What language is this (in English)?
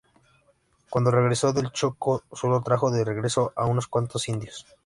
Spanish